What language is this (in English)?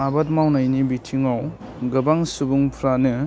Bodo